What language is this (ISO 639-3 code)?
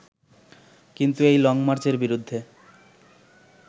ben